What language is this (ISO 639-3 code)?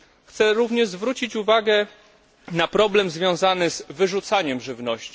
pol